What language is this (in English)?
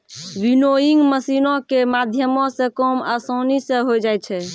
Maithili